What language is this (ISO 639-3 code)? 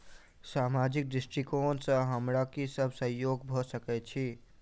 mai